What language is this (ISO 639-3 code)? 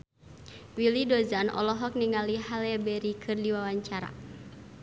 sun